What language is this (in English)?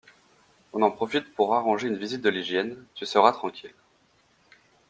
French